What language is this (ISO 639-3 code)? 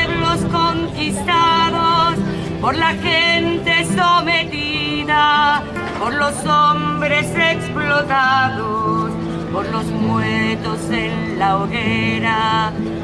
spa